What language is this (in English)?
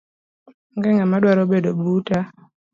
Luo (Kenya and Tanzania)